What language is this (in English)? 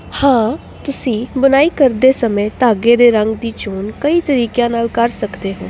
Punjabi